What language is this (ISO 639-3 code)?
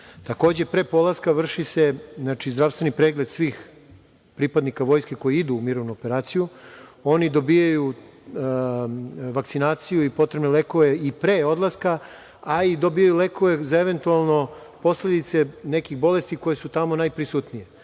srp